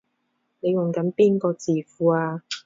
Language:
Cantonese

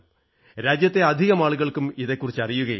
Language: Malayalam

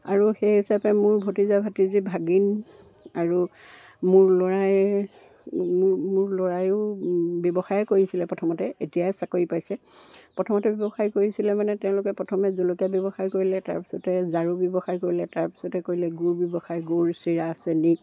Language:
Assamese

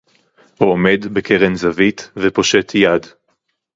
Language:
Hebrew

